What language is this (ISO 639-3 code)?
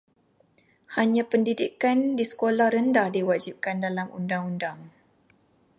msa